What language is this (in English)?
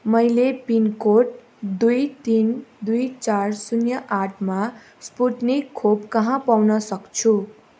Nepali